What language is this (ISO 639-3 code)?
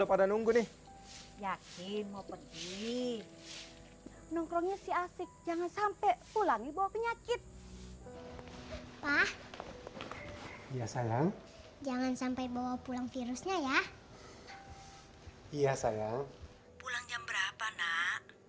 ind